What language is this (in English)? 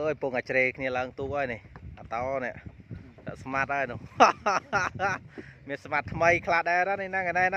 Thai